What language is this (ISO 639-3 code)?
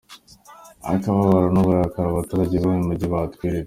kin